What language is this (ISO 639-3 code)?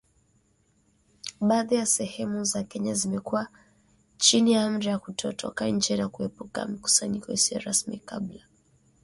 swa